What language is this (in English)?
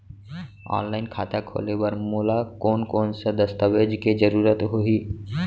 Chhattisgarhi